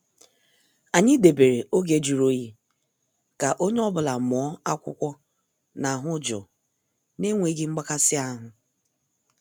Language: Igbo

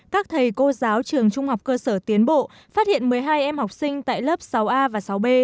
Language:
Vietnamese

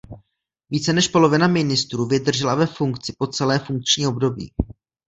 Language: Czech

